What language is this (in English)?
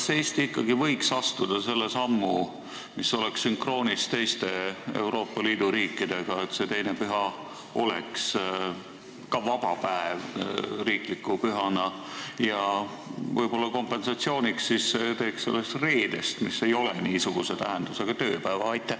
Estonian